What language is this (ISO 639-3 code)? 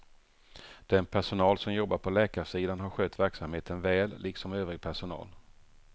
swe